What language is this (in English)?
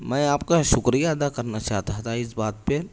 Urdu